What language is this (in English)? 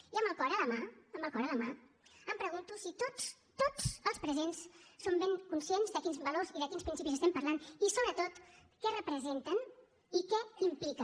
Catalan